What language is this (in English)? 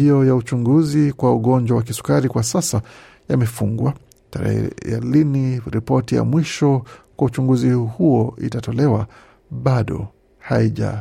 Swahili